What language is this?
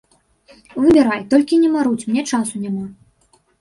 Belarusian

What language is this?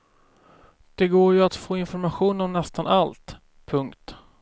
Swedish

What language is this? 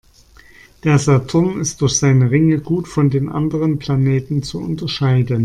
German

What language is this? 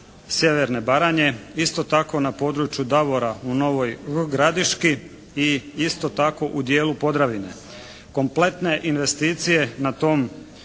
Croatian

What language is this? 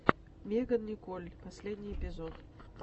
Russian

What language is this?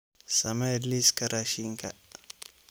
Somali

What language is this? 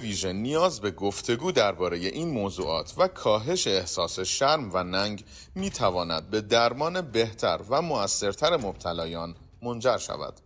Persian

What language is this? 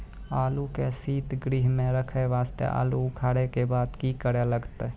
Maithili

